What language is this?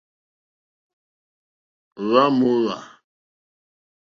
Mokpwe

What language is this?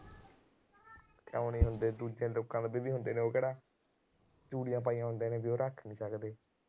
Punjabi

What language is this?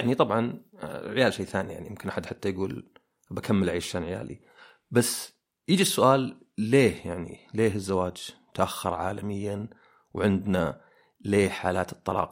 Arabic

